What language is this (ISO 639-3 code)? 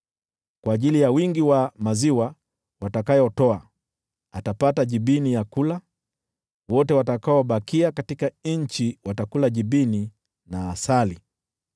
swa